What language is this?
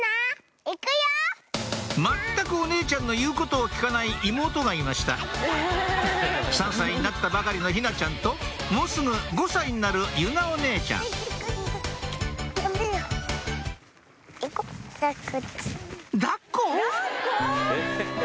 Japanese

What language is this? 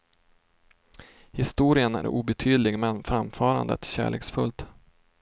Swedish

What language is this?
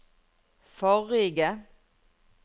Norwegian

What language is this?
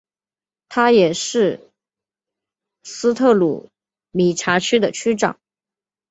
Chinese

